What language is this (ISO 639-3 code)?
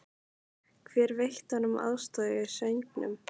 isl